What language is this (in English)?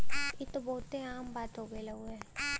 Bhojpuri